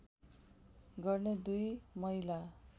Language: Nepali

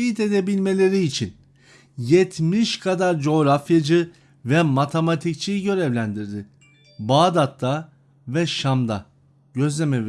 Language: Turkish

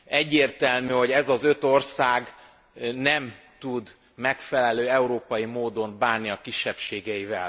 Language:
Hungarian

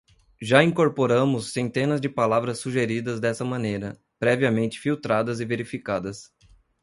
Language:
Portuguese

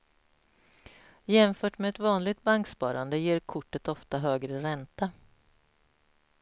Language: Swedish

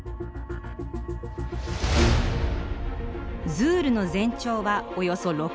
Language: Japanese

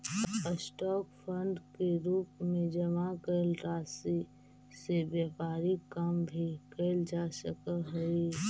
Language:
Magahi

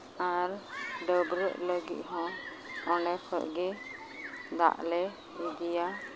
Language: Santali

